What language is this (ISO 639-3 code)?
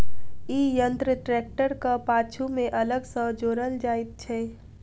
mai